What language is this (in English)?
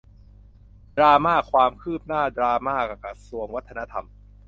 Thai